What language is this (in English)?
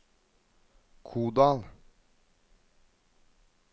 Norwegian